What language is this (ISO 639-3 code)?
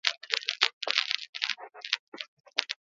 eus